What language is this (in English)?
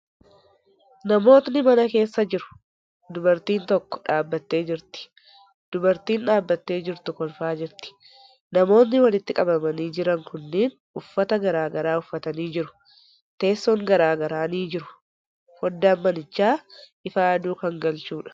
Oromo